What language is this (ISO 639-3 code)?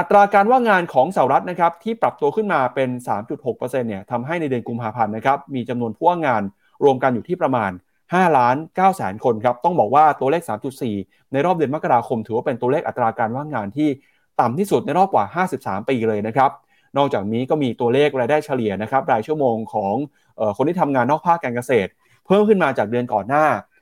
tha